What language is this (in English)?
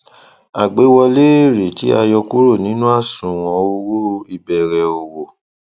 Yoruba